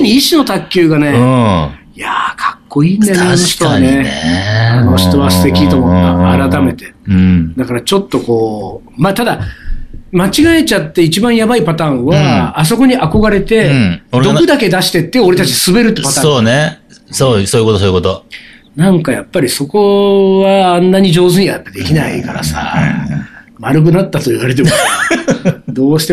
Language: Japanese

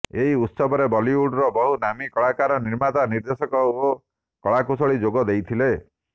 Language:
Odia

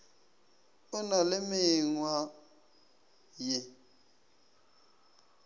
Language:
Northern Sotho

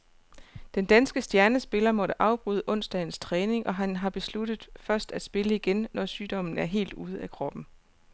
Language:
Danish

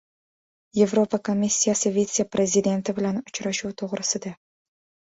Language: Uzbek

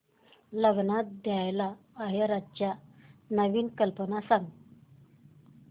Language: Marathi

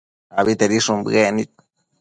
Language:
Matsés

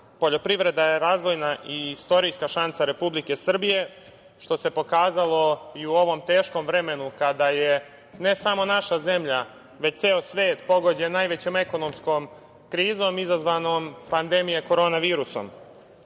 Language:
Serbian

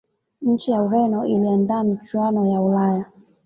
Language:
Swahili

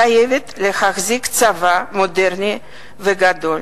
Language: Hebrew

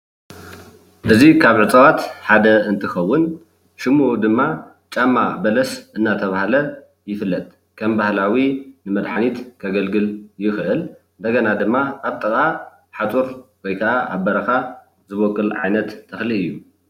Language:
Tigrinya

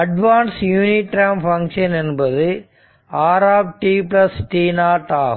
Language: Tamil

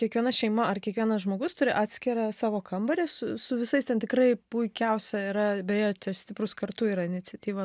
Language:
Lithuanian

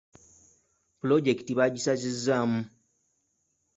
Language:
Ganda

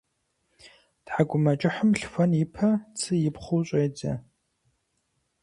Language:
Kabardian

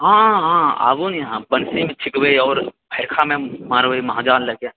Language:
Maithili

